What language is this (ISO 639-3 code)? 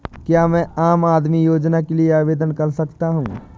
hin